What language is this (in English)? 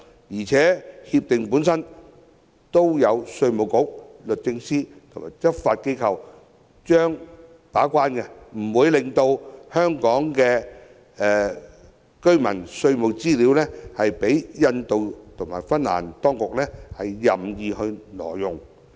Cantonese